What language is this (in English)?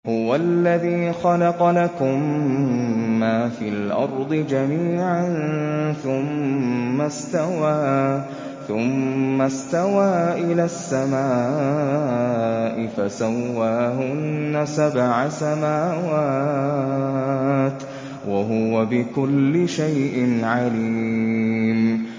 Arabic